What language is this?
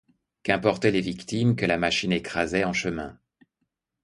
French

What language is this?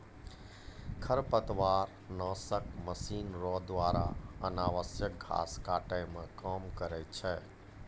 Maithili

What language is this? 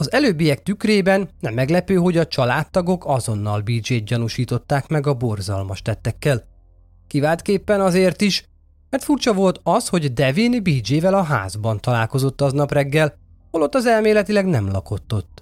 Hungarian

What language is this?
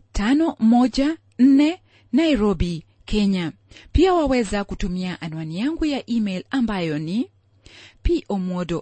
Swahili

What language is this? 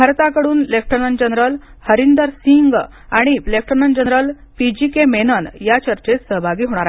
Marathi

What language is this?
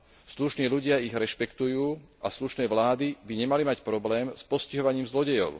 Slovak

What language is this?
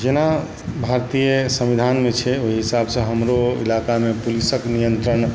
Maithili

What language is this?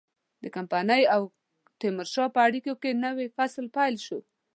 Pashto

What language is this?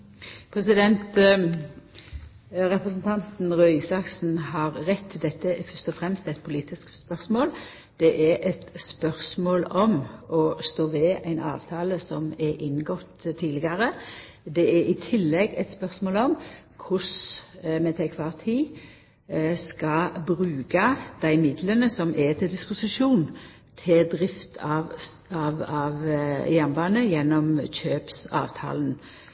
Norwegian Nynorsk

